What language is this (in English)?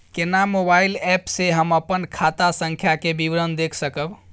Maithili